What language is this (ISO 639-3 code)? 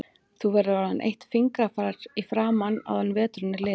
isl